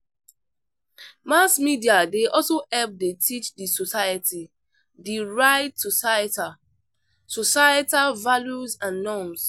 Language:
Nigerian Pidgin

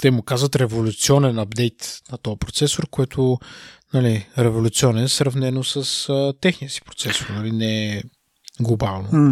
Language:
Bulgarian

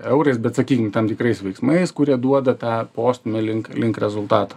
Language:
Lithuanian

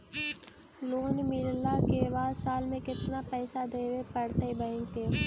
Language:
Magahi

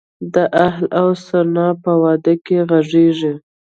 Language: Pashto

